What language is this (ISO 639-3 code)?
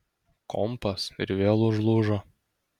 lit